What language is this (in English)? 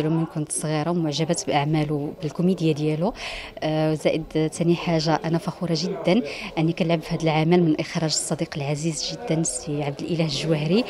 Arabic